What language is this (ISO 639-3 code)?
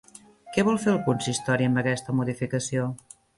cat